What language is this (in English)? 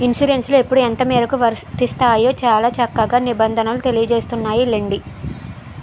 Telugu